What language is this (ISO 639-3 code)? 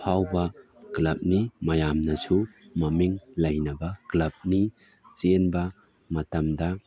mni